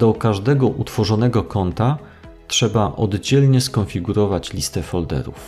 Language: Polish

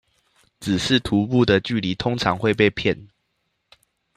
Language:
Chinese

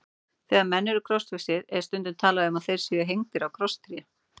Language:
Icelandic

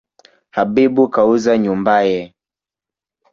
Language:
Swahili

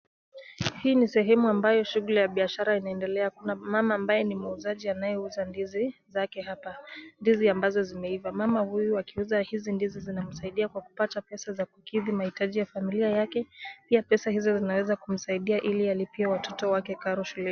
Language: Swahili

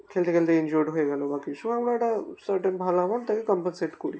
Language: Bangla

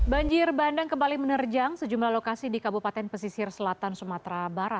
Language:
Indonesian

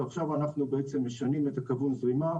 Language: Hebrew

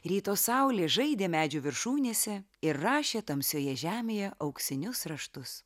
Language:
Lithuanian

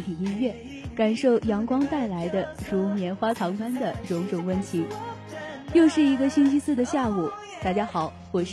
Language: Chinese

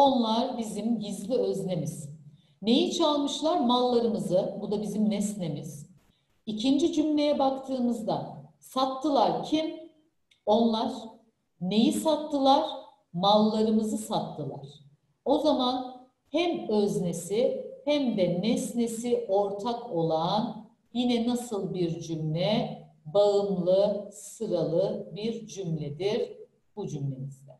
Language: Turkish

